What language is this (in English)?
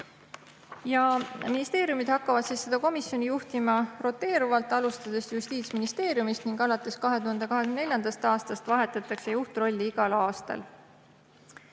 Estonian